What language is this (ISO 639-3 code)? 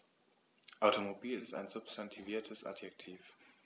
deu